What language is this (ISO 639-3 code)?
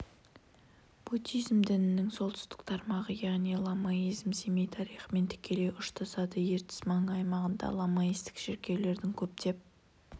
kaz